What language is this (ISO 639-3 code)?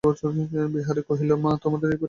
ben